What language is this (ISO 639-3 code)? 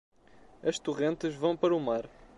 por